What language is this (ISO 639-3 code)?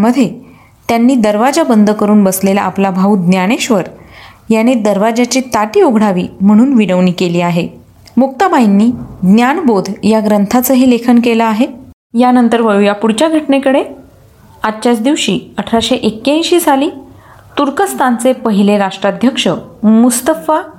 mar